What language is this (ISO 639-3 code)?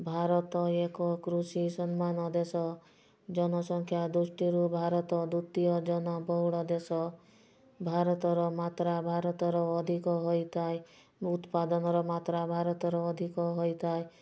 ori